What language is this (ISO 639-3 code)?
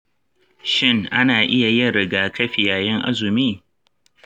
hau